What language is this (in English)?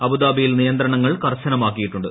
Malayalam